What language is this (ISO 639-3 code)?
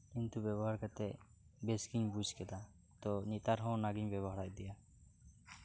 sat